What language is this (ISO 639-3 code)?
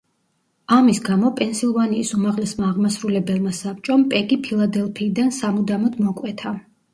kat